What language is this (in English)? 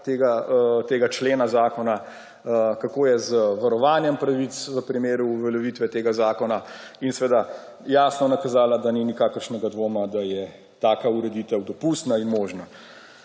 Slovenian